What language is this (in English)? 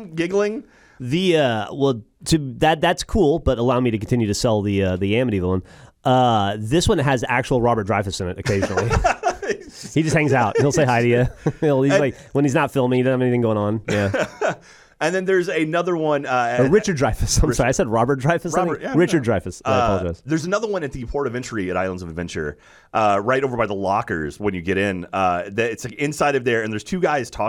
English